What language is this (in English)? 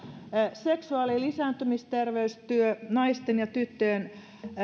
Finnish